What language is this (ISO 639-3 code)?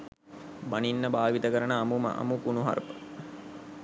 sin